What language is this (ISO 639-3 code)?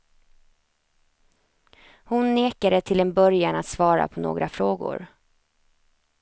swe